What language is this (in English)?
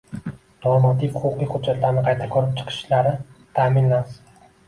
Uzbek